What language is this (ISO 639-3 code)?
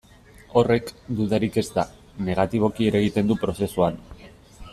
eus